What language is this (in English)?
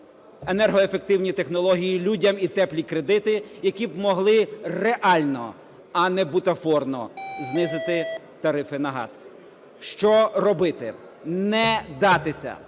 Ukrainian